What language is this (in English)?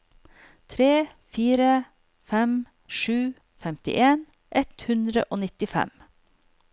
Norwegian